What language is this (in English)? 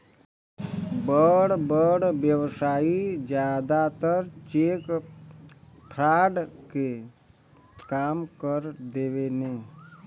Bhojpuri